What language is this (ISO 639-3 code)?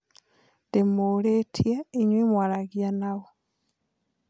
kik